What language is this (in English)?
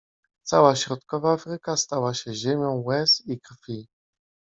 Polish